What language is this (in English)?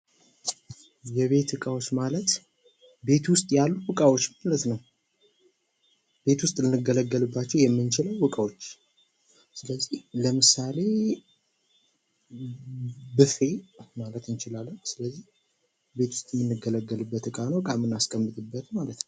Amharic